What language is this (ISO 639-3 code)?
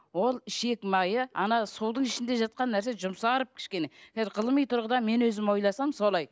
kaz